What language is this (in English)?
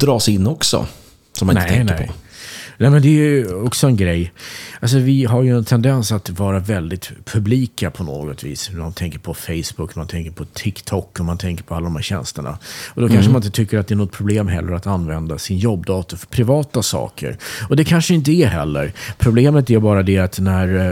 Swedish